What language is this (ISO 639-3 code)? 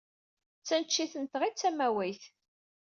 kab